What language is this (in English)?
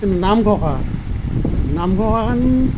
Assamese